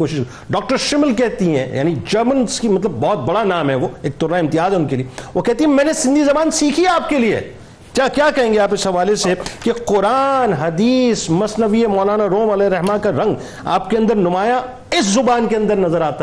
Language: Urdu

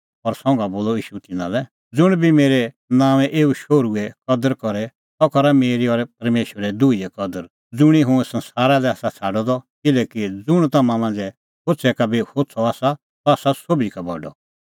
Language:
Kullu Pahari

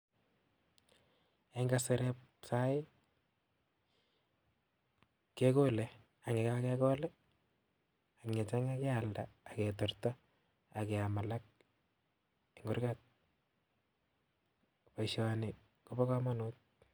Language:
Kalenjin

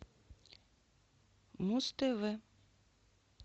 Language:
Russian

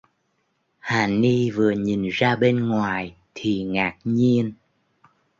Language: Vietnamese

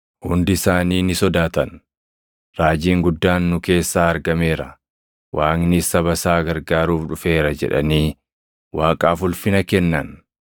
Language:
Oromo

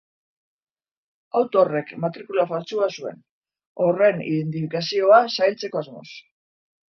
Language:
Basque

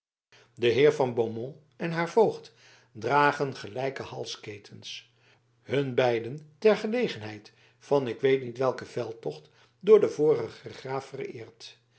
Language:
Dutch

